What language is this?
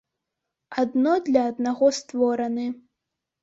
Belarusian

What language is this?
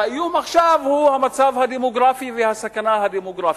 Hebrew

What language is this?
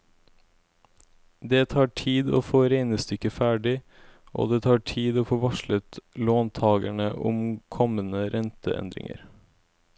Norwegian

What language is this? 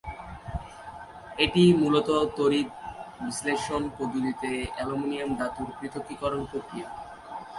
Bangla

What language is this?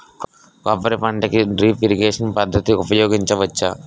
Telugu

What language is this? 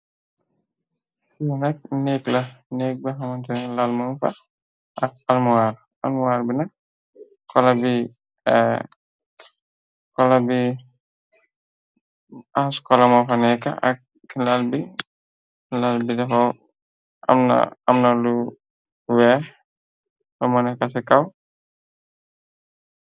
Wolof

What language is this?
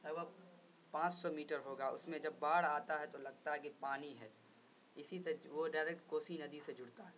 Urdu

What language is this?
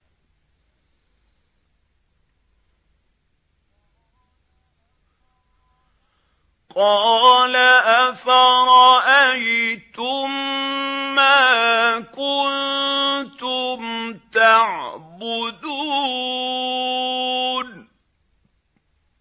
Arabic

